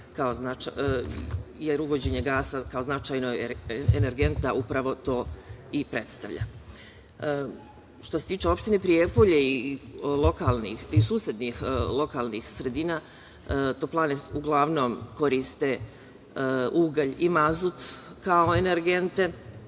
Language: Serbian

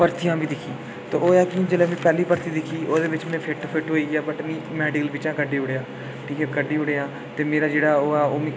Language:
Dogri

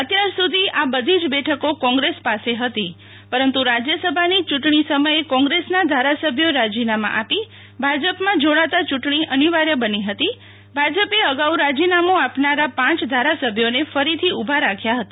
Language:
Gujarati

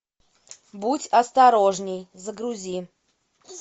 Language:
Russian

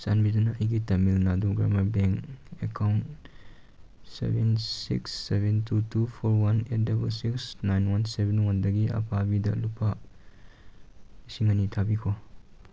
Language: Manipuri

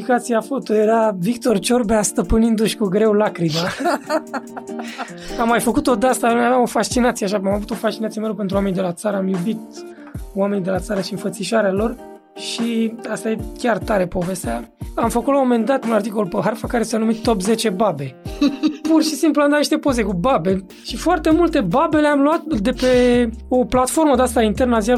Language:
Romanian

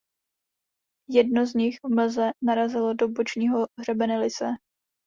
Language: Czech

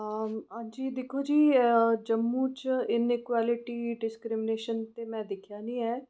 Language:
Dogri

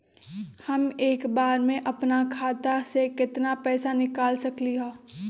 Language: Magahi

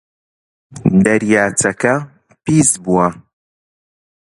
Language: Central Kurdish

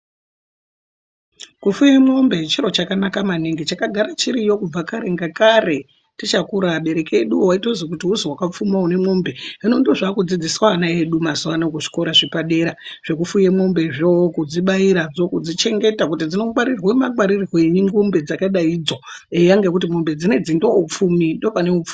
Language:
Ndau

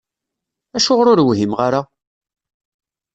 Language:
Kabyle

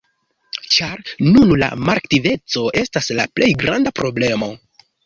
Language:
Esperanto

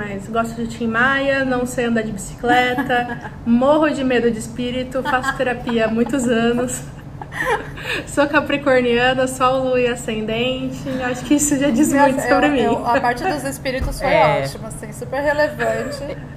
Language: Portuguese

